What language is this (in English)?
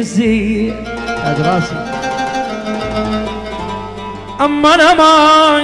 Arabic